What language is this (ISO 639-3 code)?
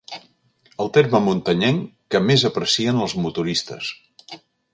cat